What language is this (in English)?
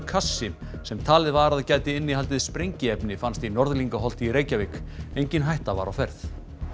Icelandic